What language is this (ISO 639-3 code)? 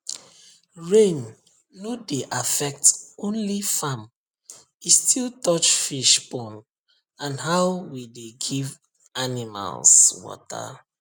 pcm